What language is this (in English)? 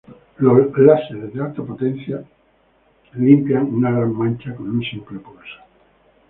Spanish